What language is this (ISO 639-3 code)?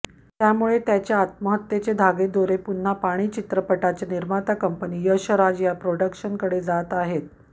mar